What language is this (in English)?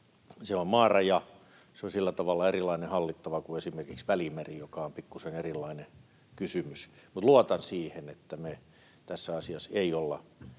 Finnish